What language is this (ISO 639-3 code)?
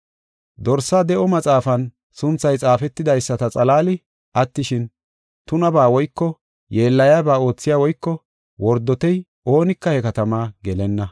gof